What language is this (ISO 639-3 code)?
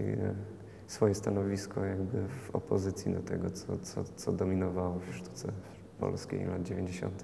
pol